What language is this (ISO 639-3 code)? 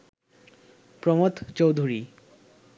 ben